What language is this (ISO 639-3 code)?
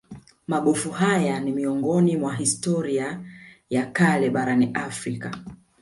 swa